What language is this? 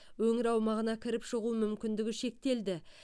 Kazakh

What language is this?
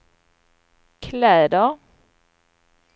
Swedish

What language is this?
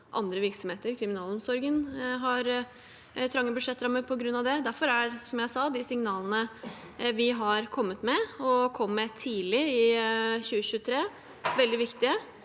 Norwegian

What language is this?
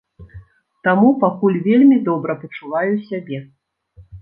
Belarusian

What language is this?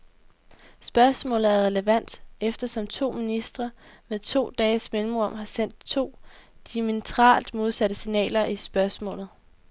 Danish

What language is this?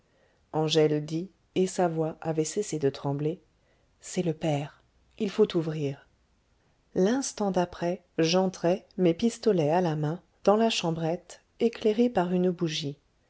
French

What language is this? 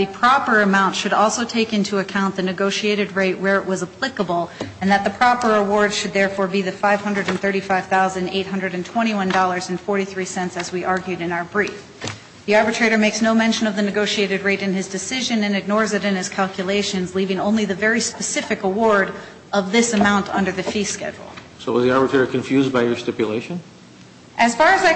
English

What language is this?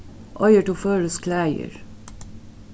Faroese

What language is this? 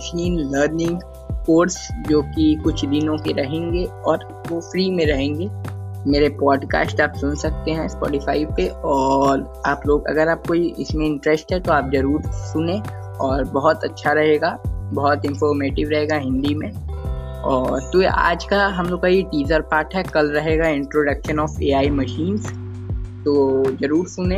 Hindi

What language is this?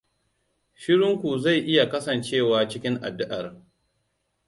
Hausa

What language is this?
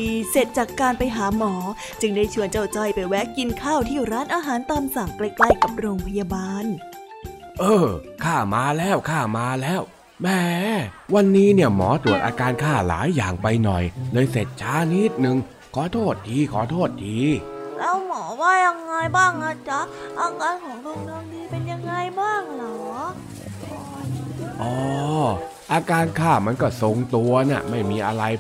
Thai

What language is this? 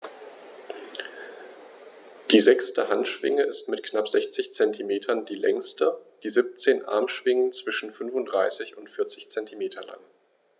German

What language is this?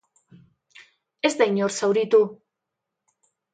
Basque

